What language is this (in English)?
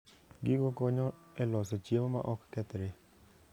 Luo (Kenya and Tanzania)